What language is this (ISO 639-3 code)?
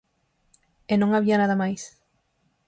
glg